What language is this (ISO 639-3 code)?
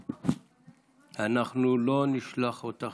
heb